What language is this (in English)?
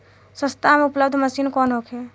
Bhojpuri